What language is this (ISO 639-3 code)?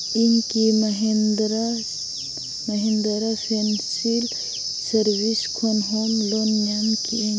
sat